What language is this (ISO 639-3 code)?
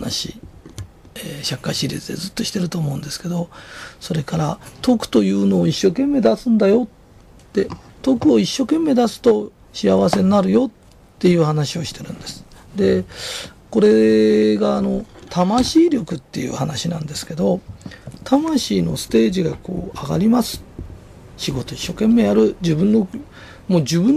jpn